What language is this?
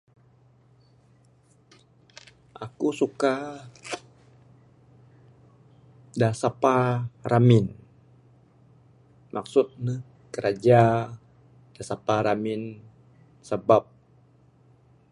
Bukar-Sadung Bidayuh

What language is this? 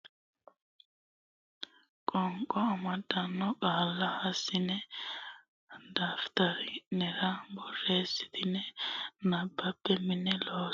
Sidamo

